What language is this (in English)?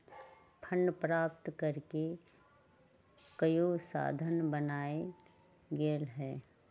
Magahi